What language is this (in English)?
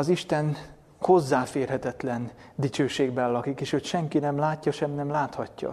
Hungarian